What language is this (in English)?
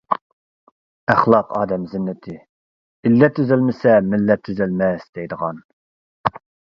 Uyghur